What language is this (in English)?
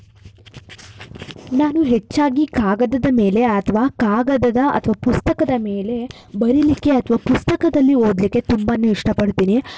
Kannada